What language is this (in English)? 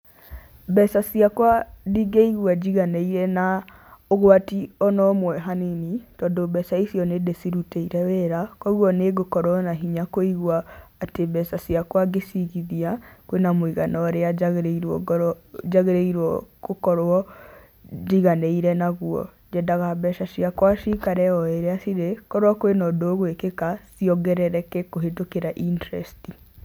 Kikuyu